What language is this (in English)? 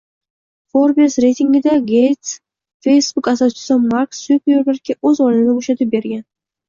Uzbek